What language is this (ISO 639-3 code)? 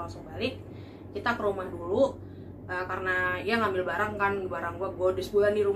ind